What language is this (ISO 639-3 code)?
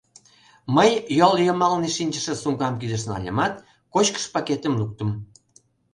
chm